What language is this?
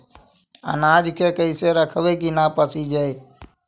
Magahi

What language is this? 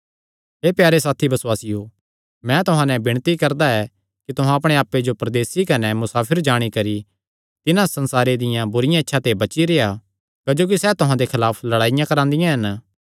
Kangri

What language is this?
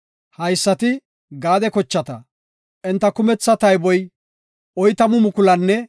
Gofa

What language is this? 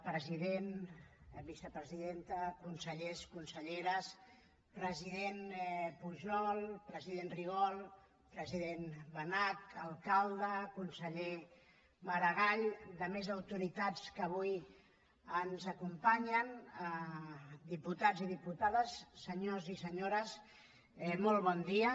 Catalan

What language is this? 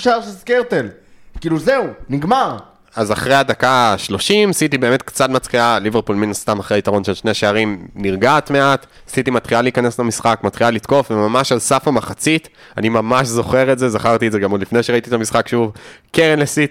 Hebrew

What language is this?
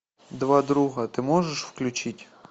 Russian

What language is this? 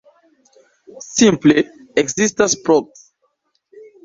Esperanto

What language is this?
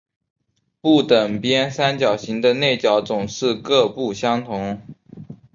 Chinese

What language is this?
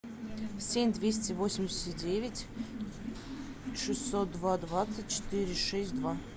Russian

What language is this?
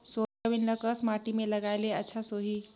Chhattisgarhi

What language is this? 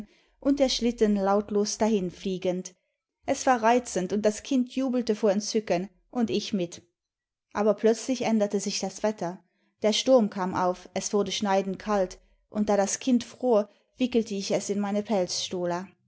German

